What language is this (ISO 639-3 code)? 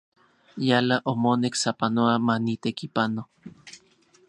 ncx